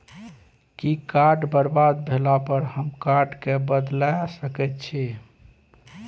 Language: Maithili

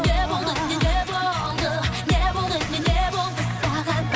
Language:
Kazakh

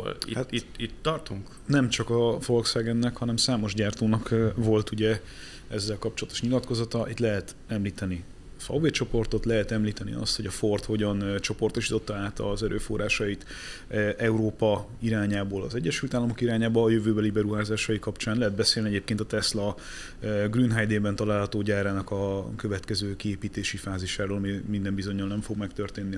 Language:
Hungarian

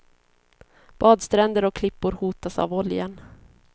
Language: Swedish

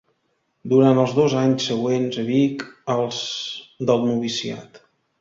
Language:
Catalan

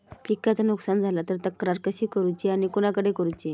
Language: Marathi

